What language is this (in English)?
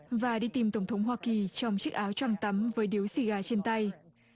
Vietnamese